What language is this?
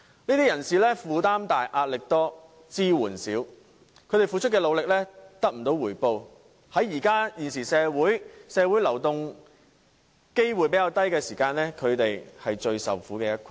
Cantonese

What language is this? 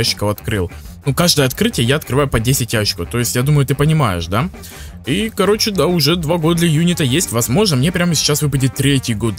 Russian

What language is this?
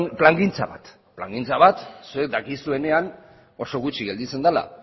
Basque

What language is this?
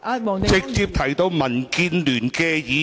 Cantonese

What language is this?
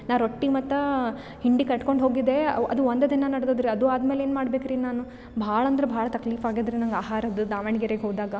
Kannada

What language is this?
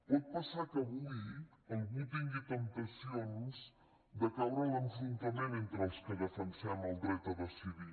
Catalan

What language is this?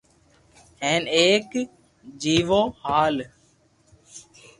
Loarki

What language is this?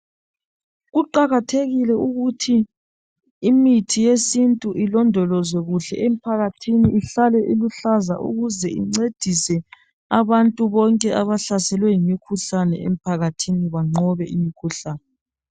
North Ndebele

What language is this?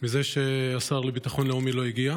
Hebrew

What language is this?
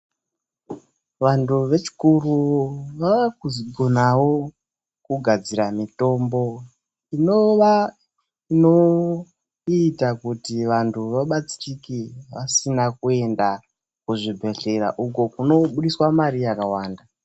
Ndau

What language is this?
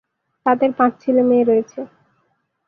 Bangla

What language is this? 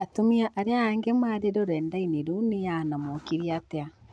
Kikuyu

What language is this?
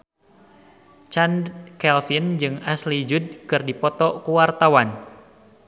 Sundanese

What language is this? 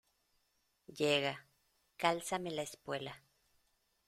Spanish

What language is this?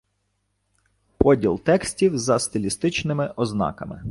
Ukrainian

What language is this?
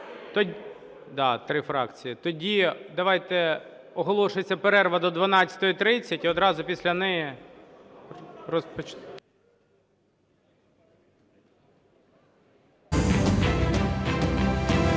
Ukrainian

